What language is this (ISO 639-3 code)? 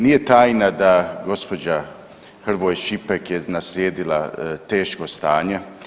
hrv